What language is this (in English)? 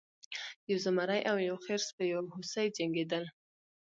Pashto